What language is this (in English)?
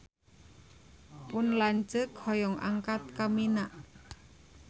Sundanese